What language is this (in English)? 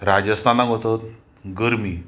Konkani